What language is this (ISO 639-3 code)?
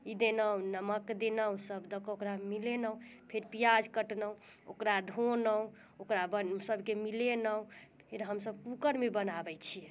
mai